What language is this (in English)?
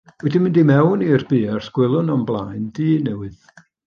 Welsh